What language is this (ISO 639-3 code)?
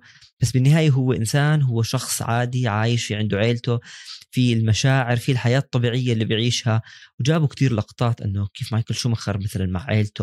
ara